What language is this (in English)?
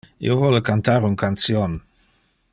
Interlingua